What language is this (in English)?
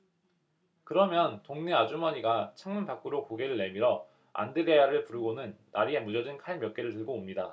Korean